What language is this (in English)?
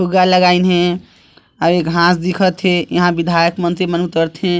Chhattisgarhi